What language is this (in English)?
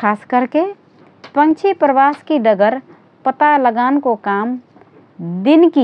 Rana Tharu